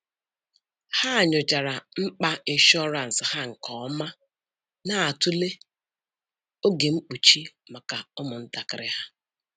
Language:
Igbo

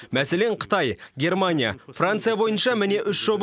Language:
Kazakh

